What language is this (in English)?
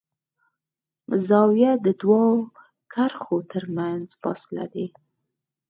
Pashto